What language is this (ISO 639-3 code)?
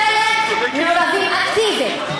heb